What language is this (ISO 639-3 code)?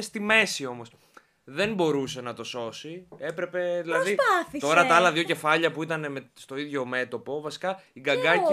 ell